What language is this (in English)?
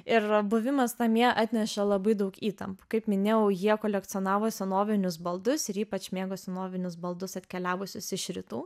Lithuanian